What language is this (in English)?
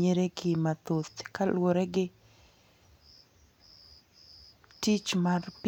Luo (Kenya and Tanzania)